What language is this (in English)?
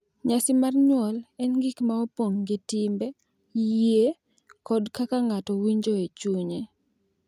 Luo (Kenya and Tanzania)